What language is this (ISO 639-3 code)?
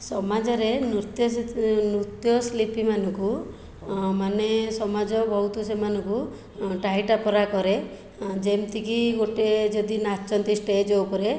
ori